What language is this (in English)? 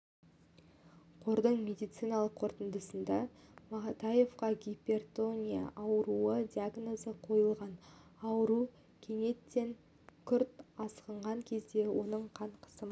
Kazakh